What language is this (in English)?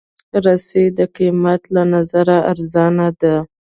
Pashto